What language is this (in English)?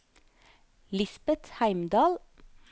Norwegian